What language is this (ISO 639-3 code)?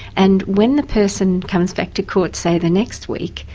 eng